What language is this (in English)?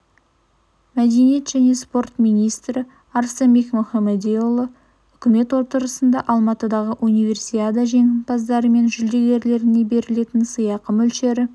Kazakh